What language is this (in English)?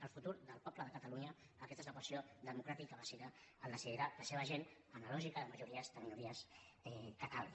Catalan